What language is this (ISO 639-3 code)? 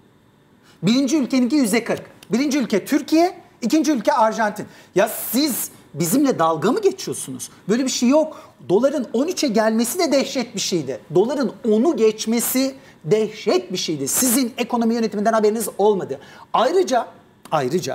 tur